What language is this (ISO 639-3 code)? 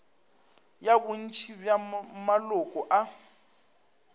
nso